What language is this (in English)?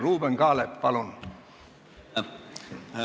Estonian